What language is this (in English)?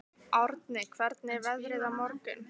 Icelandic